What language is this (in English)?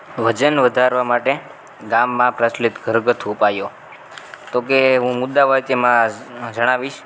Gujarati